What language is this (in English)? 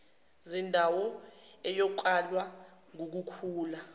Zulu